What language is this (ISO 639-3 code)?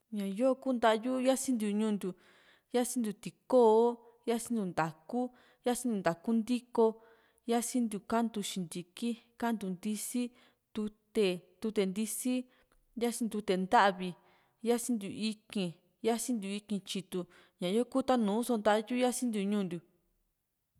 vmc